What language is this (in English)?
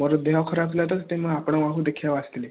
Odia